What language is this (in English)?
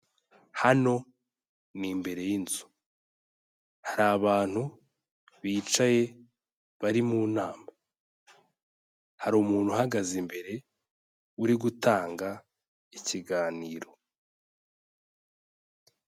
Kinyarwanda